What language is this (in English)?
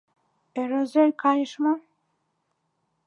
Mari